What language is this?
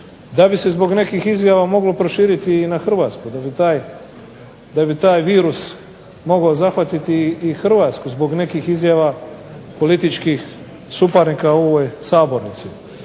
Croatian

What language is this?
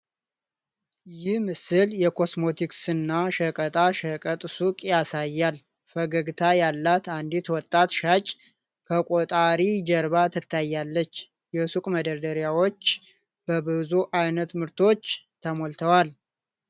Amharic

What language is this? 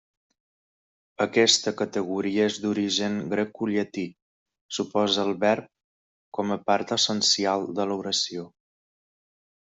Catalan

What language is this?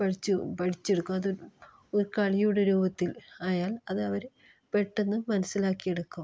Malayalam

